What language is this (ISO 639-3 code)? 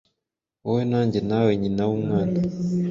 kin